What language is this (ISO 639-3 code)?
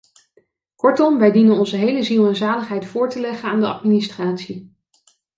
nld